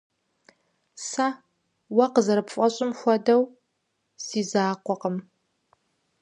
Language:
Kabardian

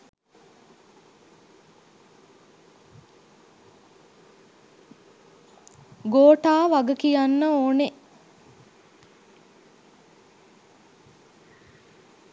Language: Sinhala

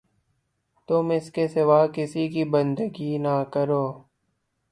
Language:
Urdu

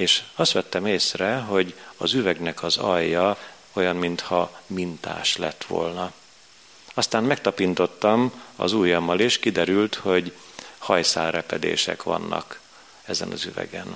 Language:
Hungarian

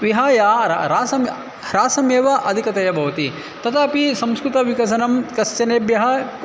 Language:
Sanskrit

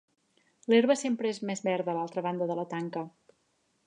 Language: Catalan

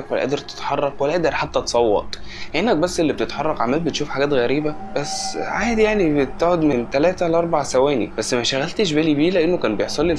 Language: Arabic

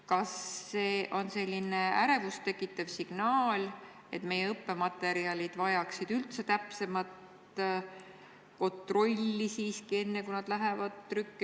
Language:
Estonian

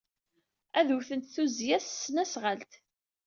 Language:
Kabyle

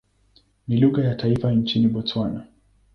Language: Swahili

